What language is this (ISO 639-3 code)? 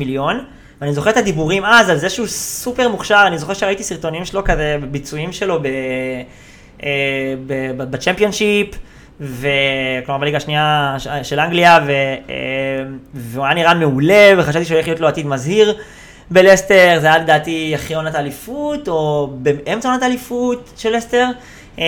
heb